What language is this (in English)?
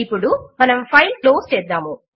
Telugu